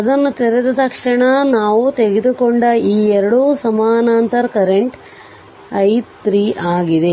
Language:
Kannada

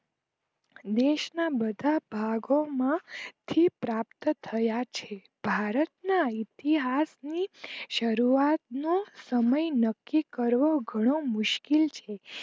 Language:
Gujarati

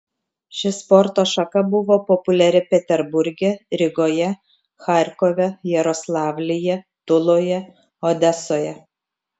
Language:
Lithuanian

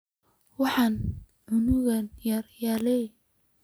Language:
Somali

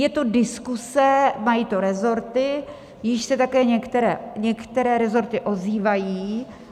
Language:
Czech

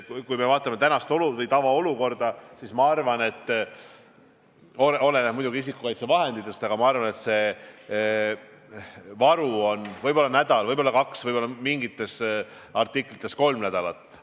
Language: Estonian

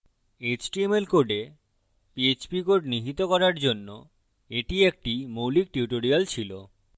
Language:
Bangla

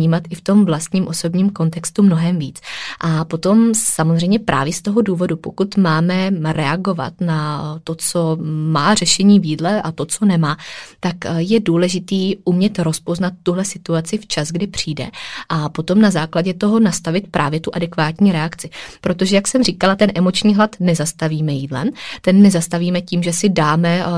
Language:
Czech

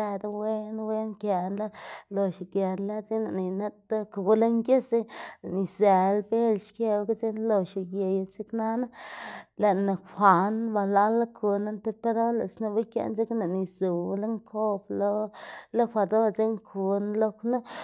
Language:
Xanaguía Zapotec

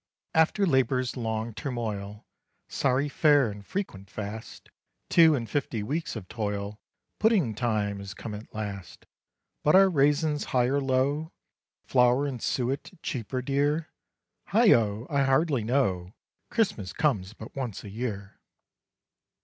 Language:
English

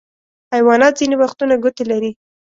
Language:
Pashto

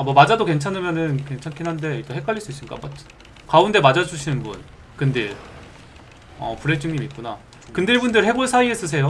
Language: Korean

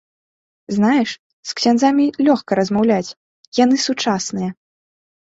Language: Belarusian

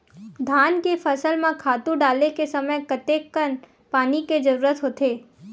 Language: Chhattisgarhi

